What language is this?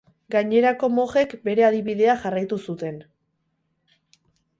Basque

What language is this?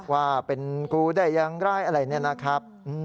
Thai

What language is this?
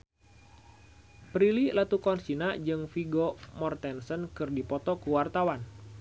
Sundanese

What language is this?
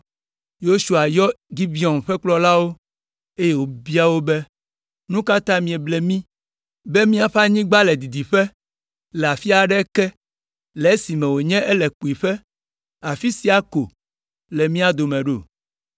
Ewe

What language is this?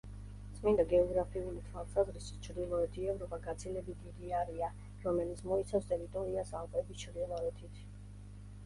Georgian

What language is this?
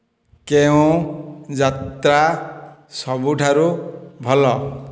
Odia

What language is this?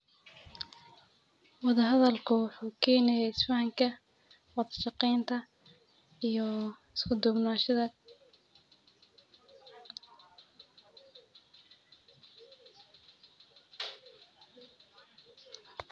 Somali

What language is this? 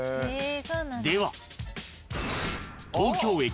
Japanese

